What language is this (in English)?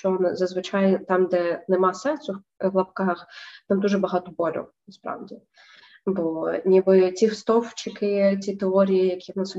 Ukrainian